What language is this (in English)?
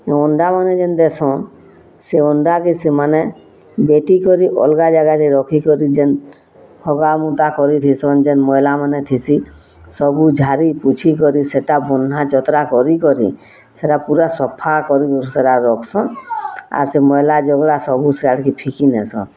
Odia